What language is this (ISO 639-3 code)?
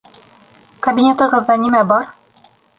bak